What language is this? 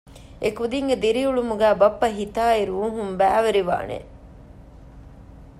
Divehi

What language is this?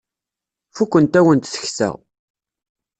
Kabyle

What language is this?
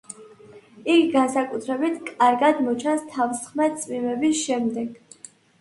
Georgian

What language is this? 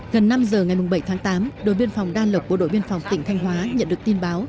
Vietnamese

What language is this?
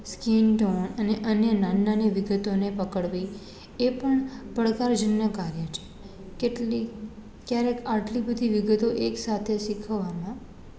Gujarati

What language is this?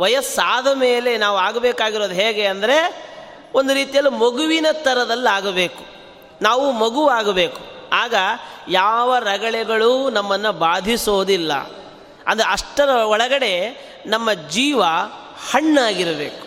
Kannada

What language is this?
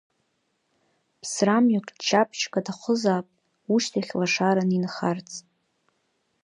Abkhazian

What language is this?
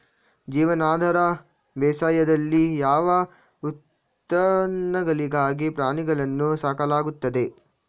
Kannada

